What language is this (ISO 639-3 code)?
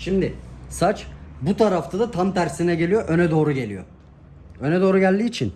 tur